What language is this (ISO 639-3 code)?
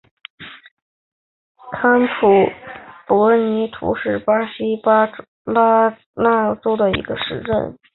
zho